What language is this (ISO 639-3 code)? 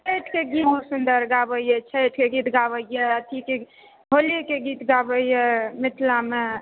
mai